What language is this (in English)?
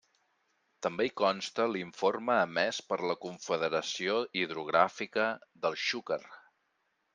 Catalan